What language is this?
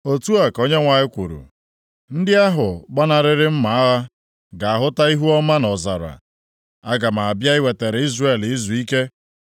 Igbo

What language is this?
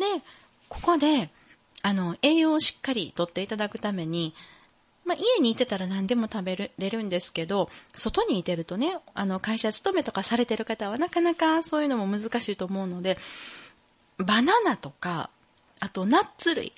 Japanese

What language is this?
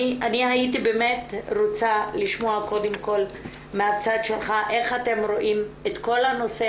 Hebrew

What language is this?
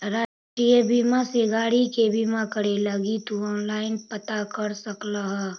Magahi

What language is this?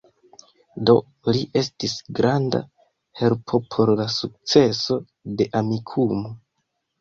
Esperanto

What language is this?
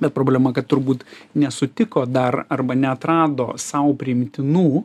Lithuanian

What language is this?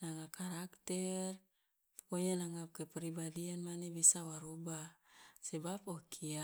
Loloda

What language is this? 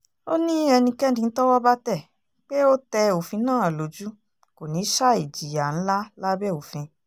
Yoruba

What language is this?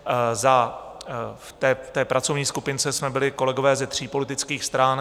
Czech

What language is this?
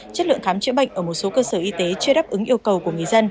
Vietnamese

